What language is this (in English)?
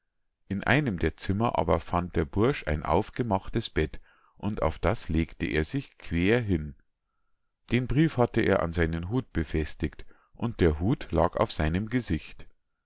German